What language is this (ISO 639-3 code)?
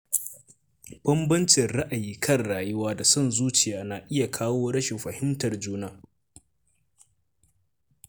hau